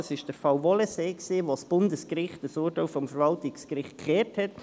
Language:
Swiss German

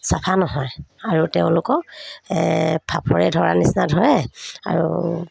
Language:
Assamese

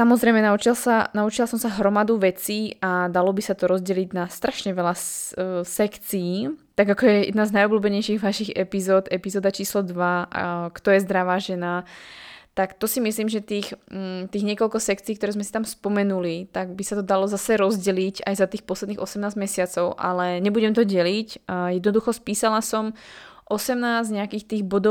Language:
Slovak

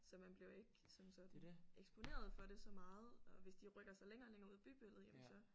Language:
Danish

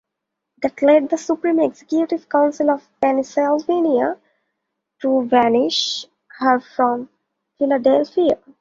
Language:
English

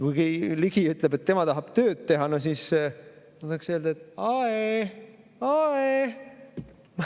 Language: Estonian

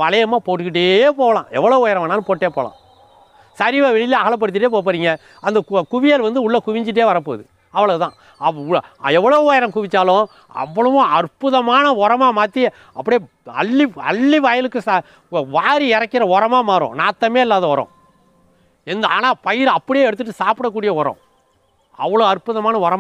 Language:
Romanian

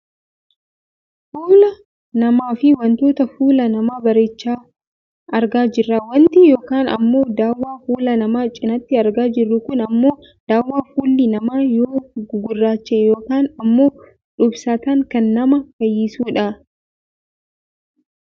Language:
Oromo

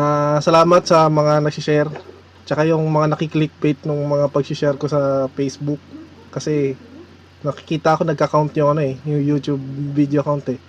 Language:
Filipino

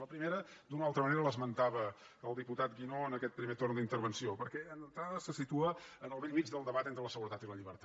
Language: Catalan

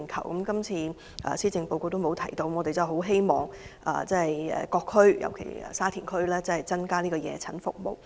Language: Cantonese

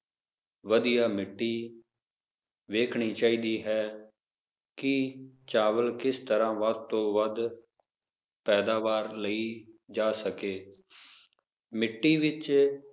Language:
Punjabi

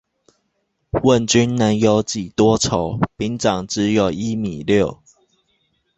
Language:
Chinese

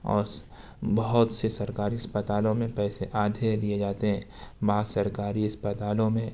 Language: Urdu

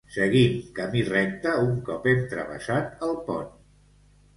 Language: Catalan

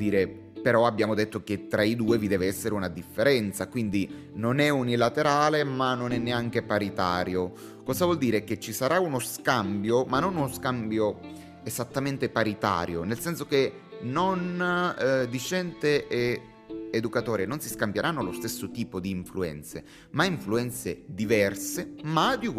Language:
Italian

